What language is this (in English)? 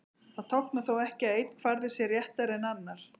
Icelandic